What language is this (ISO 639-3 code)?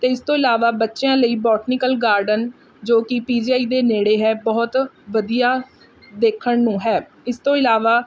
pan